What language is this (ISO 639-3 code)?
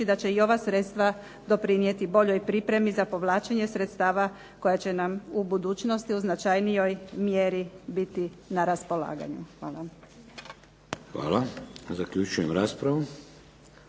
hrv